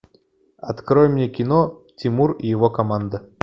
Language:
Russian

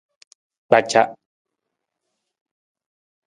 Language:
Nawdm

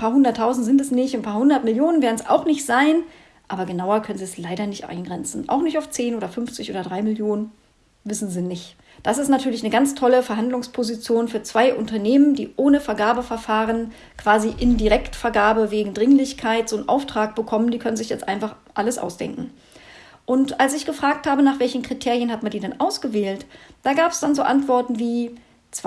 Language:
German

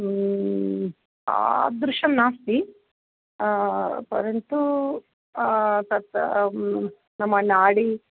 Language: Sanskrit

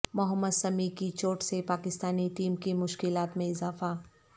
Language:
Urdu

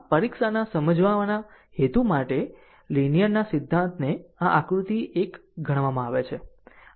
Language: Gujarati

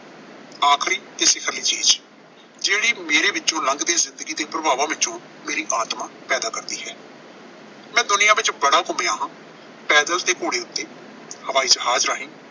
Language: Punjabi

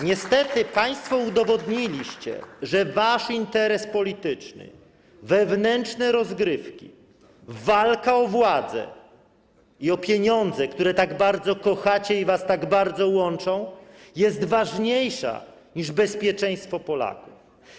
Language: Polish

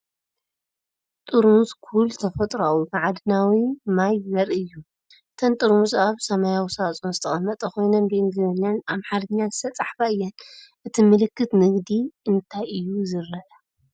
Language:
Tigrinya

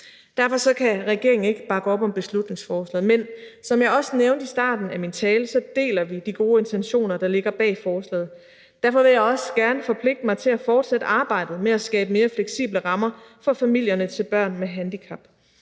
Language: Danish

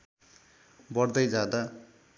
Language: Nepali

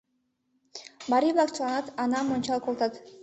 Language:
Mari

